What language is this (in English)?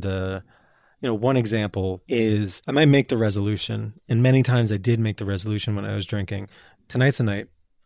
English